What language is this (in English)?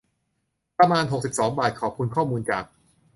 Thai